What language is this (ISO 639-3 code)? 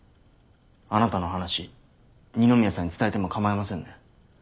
jpn